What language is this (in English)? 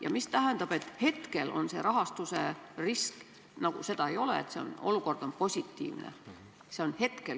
Estonian